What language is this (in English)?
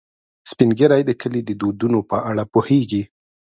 Pashto